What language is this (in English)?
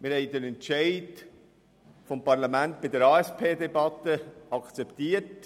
Swiss German